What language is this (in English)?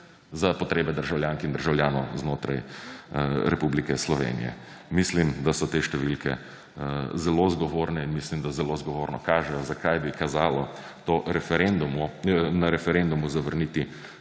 Slovenian